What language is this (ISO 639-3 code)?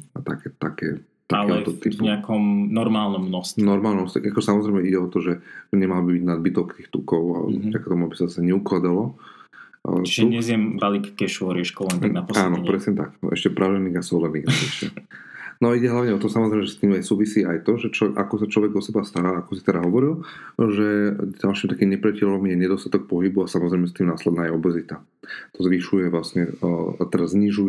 slk